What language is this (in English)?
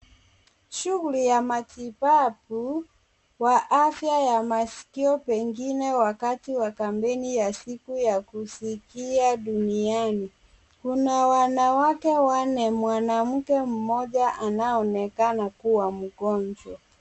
Swahili